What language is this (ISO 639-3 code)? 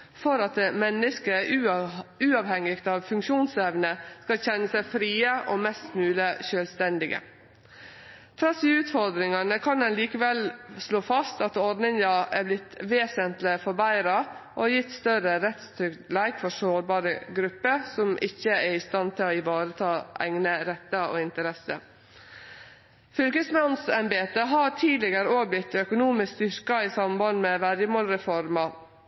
nno